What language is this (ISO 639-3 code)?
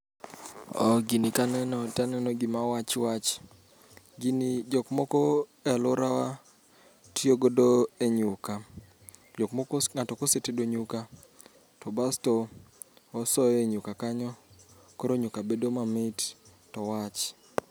luo